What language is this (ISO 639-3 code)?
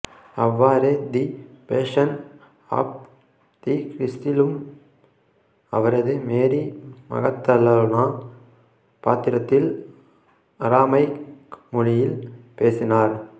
tam